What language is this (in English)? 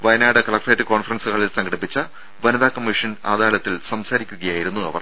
Malayalam